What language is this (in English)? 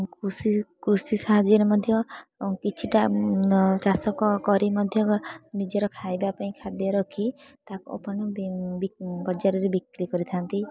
Odia